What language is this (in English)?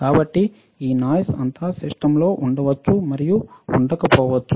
Telugu